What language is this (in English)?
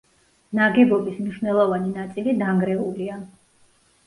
Georgian